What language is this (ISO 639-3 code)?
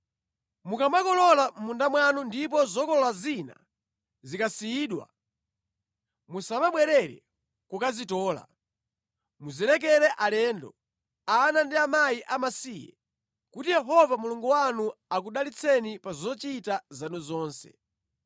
nya